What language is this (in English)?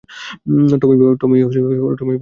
Bangla